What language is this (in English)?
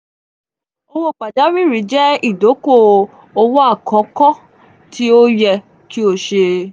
Yoruba